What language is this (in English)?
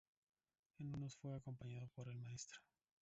Spanish